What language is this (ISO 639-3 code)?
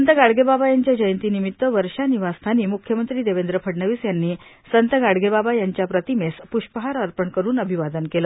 mar